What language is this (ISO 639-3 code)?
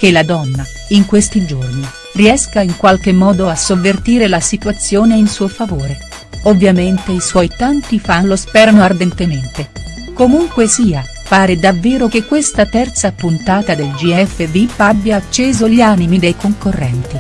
ita